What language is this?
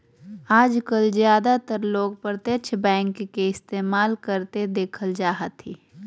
Magahi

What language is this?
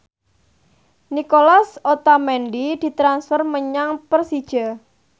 Javanese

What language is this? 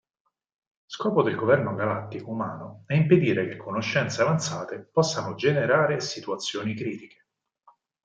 Italian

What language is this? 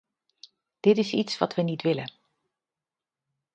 Dutch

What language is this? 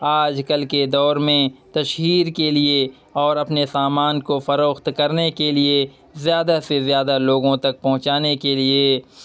Urdu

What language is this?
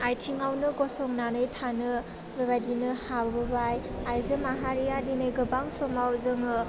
Bodo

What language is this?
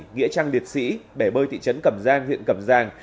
Vietnamese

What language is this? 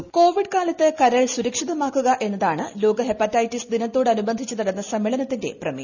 Malayalam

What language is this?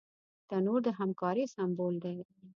Pashto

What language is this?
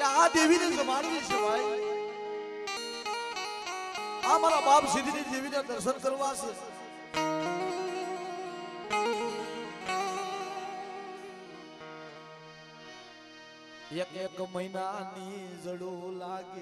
Arabic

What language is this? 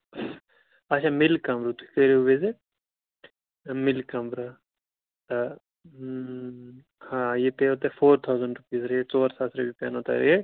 Kashmiri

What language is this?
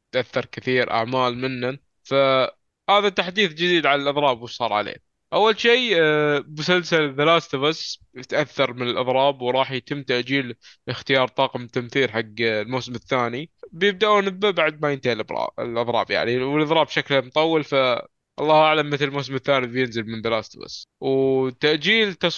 Arabic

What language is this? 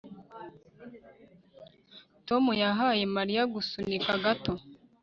Kinyarwanda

